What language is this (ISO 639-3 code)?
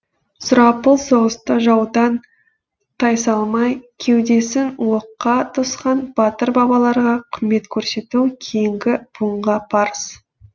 kaz